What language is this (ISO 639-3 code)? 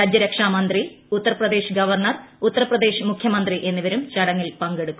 mal